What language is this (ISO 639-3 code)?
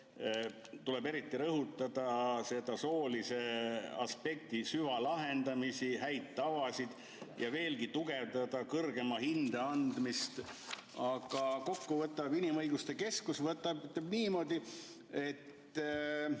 est